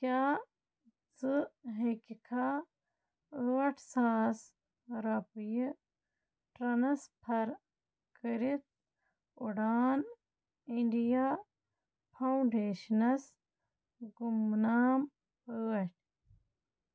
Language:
Kashmiri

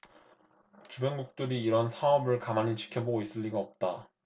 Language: Korean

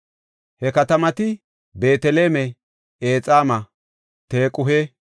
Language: Gofa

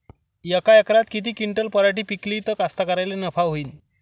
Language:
Marathi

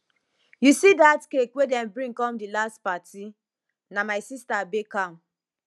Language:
Nigerian Pidgin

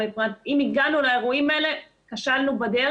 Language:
Hebrew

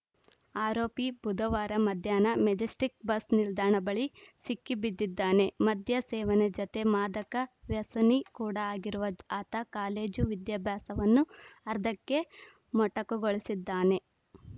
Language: Kannada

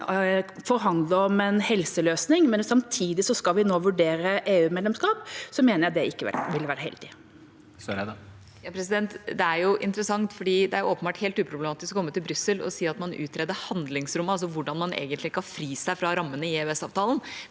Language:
Norwegian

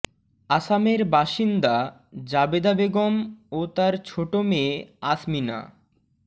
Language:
Bangla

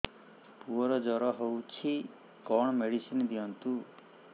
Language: Odia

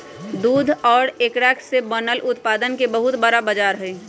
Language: Magahi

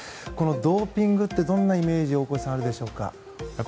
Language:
Japanese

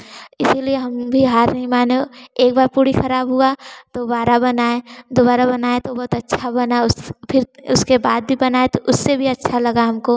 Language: Hindi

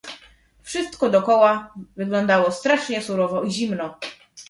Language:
Polish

